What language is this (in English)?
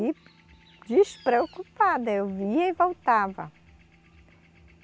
Portuguese